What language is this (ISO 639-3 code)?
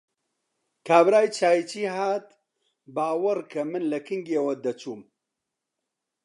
ckb